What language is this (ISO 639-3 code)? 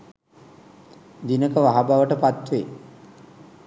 sin